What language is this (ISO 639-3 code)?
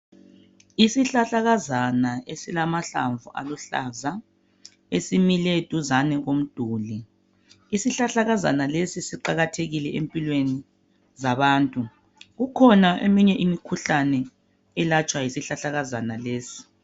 nde